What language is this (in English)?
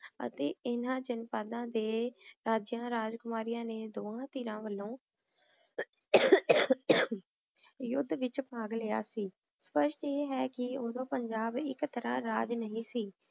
Punjabi